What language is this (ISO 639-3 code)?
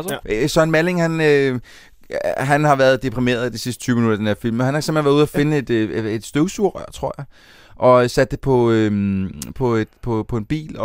dan